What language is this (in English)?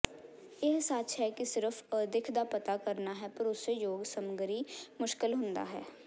Punjabi